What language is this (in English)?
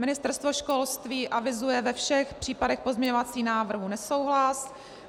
Czech